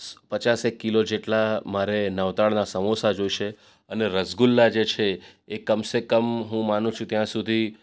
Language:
Gujarati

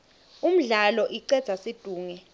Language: Swati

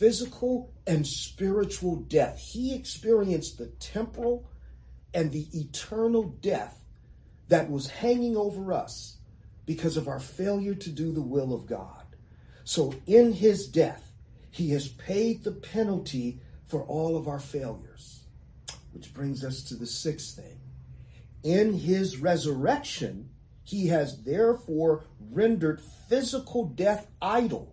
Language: English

